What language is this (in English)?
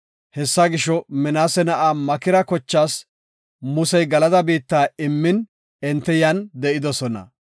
Gofa